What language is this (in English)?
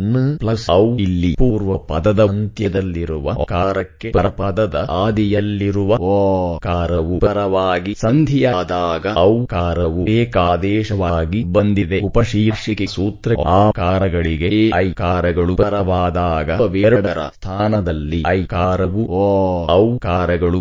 English